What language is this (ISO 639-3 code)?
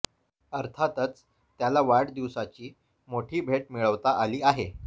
mar